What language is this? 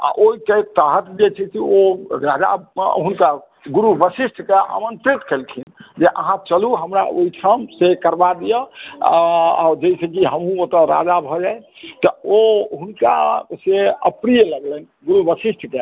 Maithili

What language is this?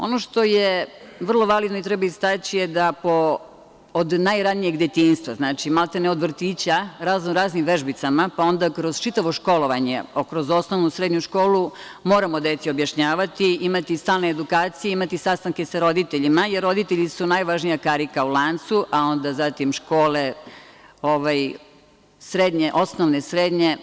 Serbian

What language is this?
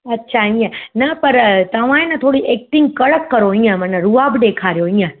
Sindhi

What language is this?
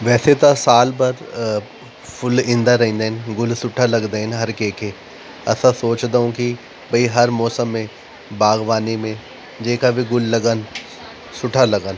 Sindhi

